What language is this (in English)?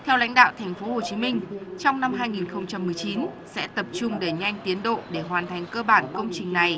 Vietnamese